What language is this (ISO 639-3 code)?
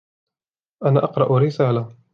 ara